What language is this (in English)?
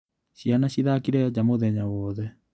Kikuyu